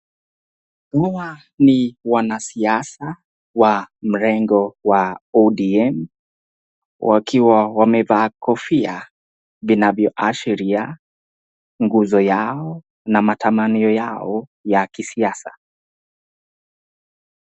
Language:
Swahili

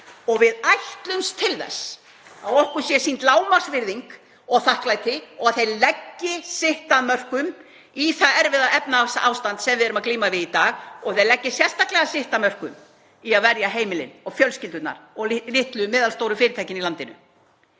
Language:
Icelandic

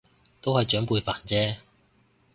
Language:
Cantonese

